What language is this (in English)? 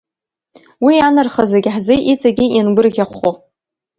Abkhazian